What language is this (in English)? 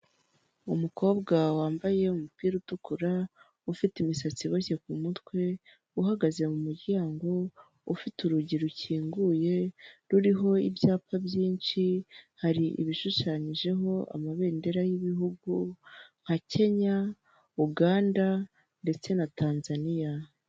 Kinyarwanda